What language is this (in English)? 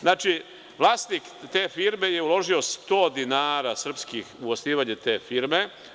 Serbian